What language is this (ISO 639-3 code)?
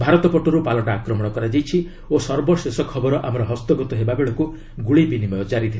ori